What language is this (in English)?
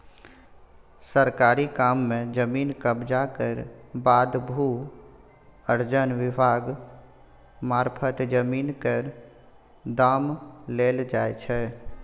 Maithili